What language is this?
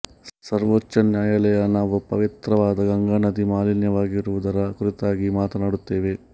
Kannada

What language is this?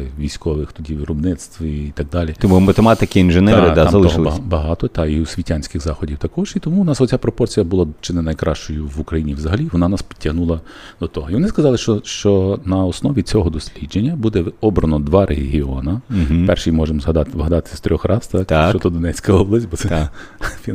Ukrainian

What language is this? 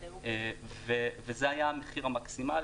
Hebrew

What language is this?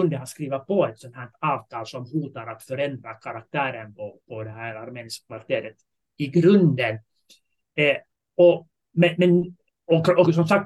Swedish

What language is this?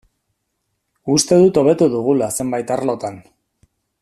Basque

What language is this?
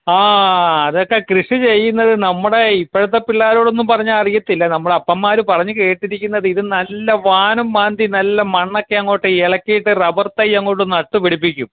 Malayalam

